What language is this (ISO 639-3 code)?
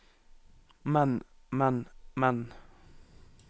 nor